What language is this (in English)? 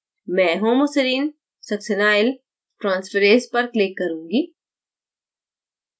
Hindi